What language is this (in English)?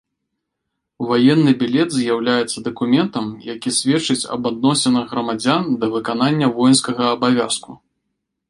Belarusian